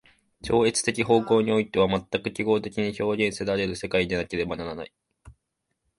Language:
Japanese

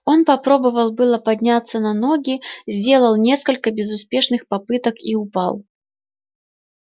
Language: Russian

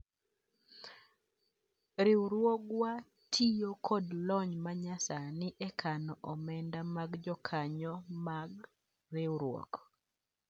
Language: Luo (Kenya and Tanzania)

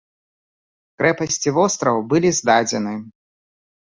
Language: Belarusian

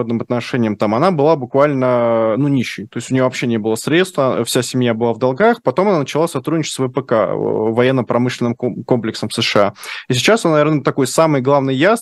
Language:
Russian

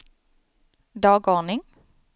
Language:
Swedish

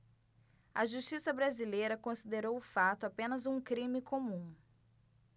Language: Portuguese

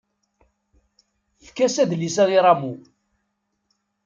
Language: Kabyle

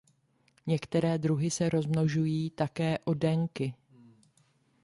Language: Czech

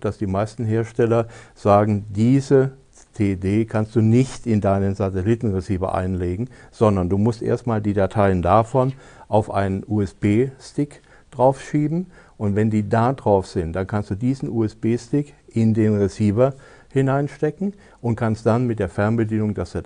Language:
German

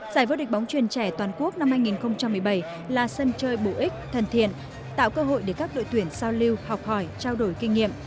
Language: Vietnamese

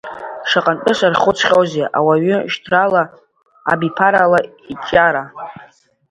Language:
Abkhazian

